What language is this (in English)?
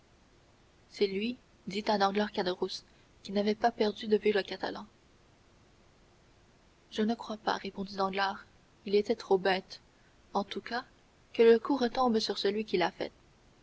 French